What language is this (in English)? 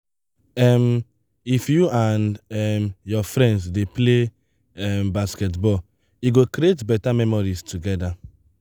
Nigerian Pidgin